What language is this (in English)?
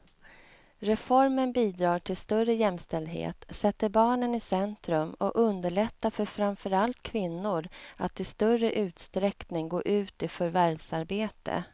Swedish